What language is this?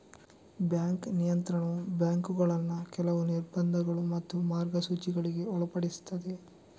Kannada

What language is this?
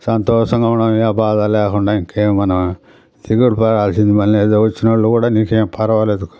Telugu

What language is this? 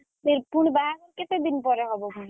Odia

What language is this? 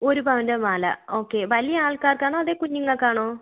Malayalam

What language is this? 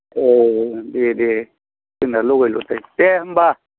Bodo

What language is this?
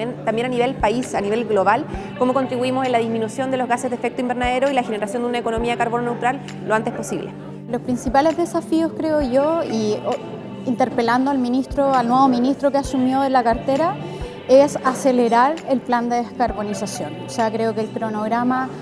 Spanish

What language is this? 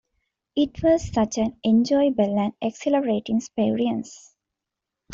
English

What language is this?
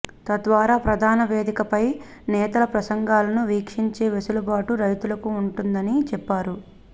Telugu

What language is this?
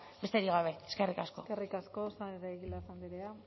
Basque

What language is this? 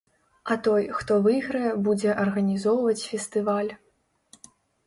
Belarusian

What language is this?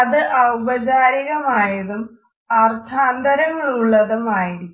Malayalam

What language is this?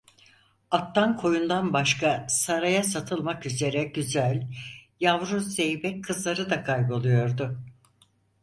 Turkish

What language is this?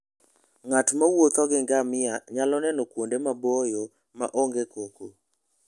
Luo (Kenya and Tanzania)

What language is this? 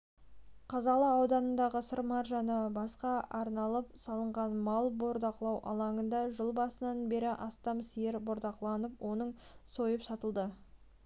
Kazakh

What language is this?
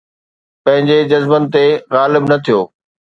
Sindhi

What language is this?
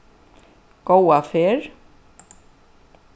Faroese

